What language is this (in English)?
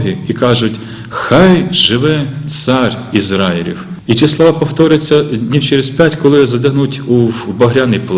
Ukrainian